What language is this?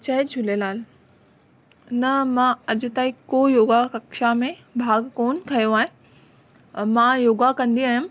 Sindhi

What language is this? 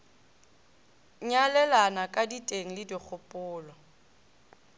Northern Sotho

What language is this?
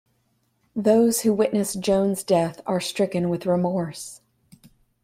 English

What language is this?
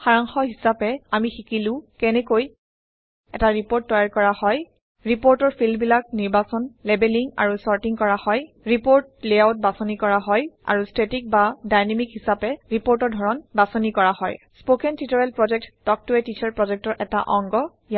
Assamese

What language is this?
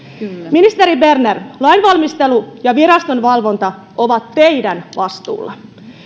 Finnish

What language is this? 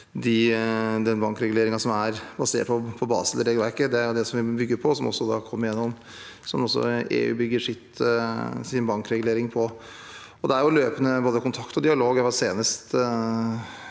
Norwegian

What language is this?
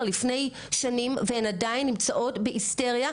Hebrew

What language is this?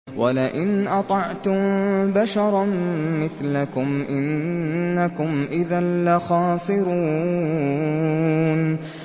Arabic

